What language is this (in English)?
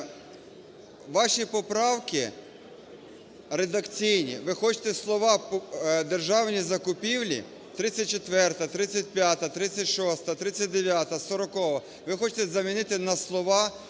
Ukrainian